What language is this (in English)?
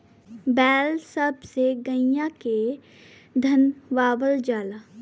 Bhojpuri